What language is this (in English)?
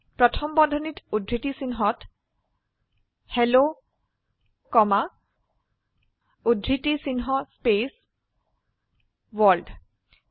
Assamese